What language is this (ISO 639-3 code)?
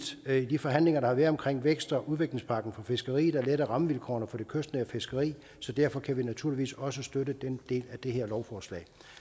dan